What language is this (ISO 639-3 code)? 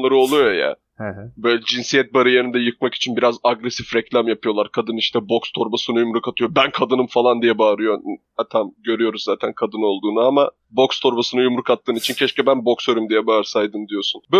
tur